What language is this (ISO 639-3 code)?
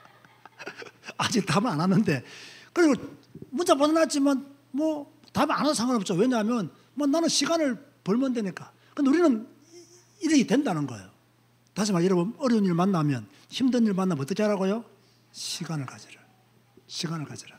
kor